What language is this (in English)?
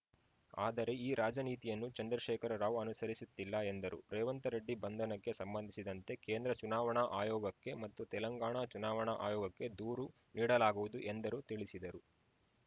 Kannada